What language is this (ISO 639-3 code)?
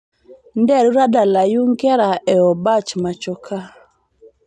mas